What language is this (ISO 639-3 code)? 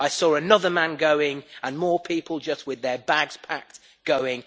eng